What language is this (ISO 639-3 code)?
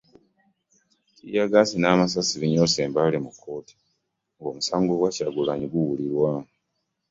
lug